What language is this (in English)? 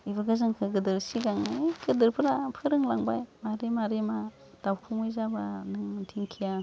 Bodo